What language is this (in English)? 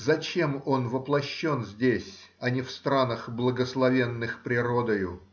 Russian